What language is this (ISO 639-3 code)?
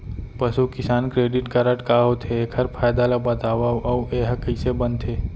hne